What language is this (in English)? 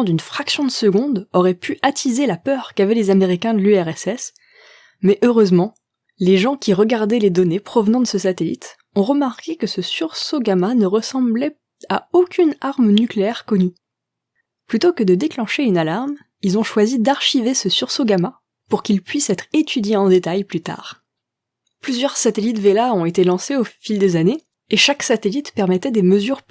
French